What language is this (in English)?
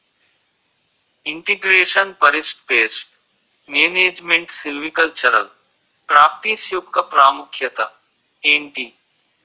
Telugu